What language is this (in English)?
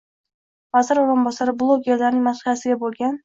Uzbek